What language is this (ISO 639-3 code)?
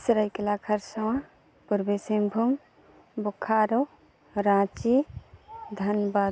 sat